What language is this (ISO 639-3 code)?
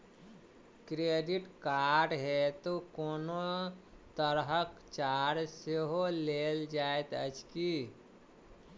mai